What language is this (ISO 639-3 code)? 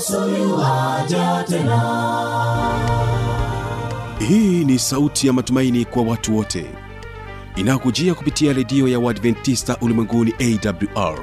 swa